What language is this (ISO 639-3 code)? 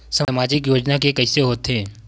hne